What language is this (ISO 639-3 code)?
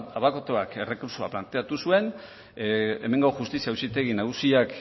eus